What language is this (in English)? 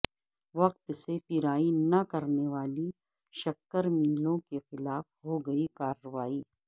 Urdu